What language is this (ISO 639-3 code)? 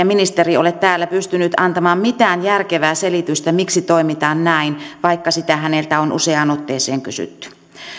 fin